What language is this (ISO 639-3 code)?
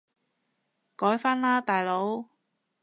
yue